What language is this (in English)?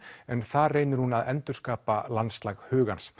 Icelandic